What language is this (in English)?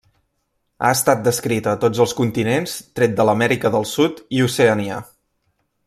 Catalan